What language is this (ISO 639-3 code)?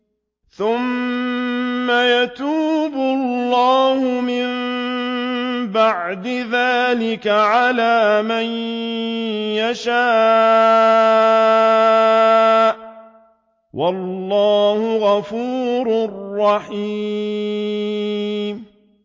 ara